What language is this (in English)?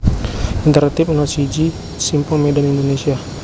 Javanese